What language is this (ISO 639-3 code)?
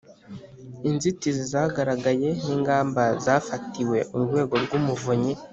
kin